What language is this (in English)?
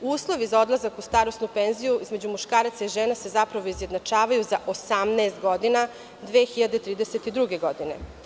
Serbian